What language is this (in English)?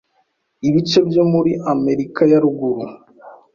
Kinyarwanda